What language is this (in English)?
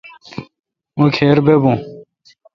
Kalkoti